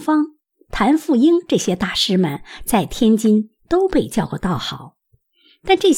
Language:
Chinese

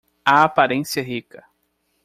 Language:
Portuguese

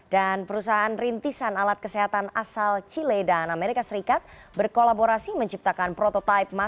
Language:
Indonesian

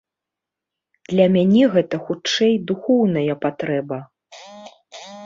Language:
Belarusian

